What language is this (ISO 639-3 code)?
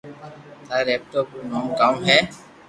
lrk